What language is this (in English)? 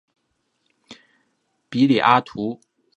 Chinese